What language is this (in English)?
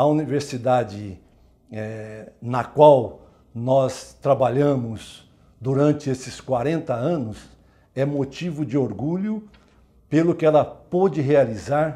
Portuguese